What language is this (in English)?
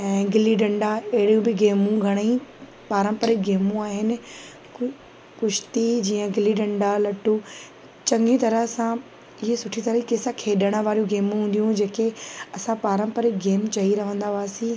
Sindhi